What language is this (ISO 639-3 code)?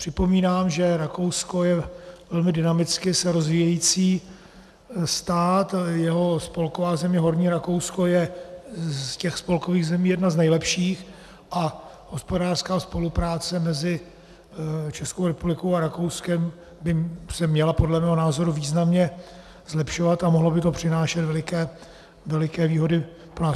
ces